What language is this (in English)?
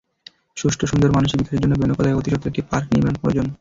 Bangla